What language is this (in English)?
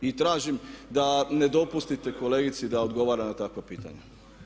Croatian